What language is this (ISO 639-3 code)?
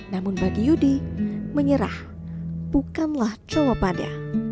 ind